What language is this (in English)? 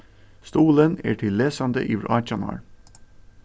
Faroese